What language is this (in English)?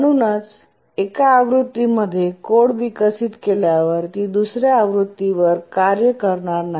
Marathi